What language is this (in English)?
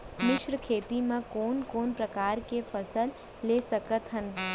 Chhattisgarhi